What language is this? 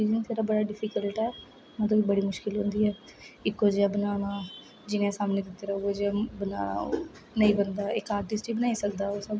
Dogri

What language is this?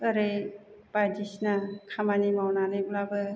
Bodo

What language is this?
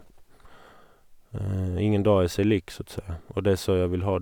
Norwegian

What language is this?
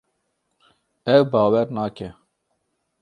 Kurdish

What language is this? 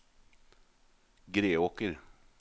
Norwegian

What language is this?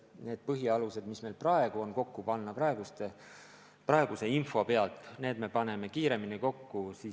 Estonian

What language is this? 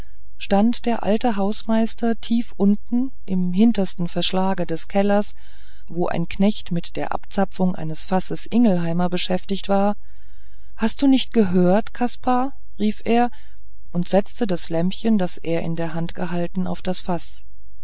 German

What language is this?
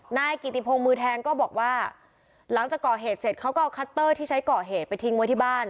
Thai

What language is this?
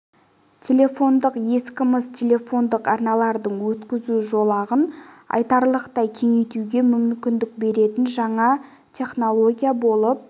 Kazakh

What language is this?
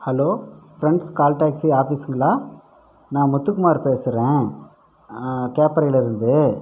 Tamil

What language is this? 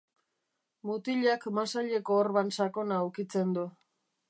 Basque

